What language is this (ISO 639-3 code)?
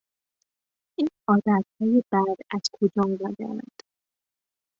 fas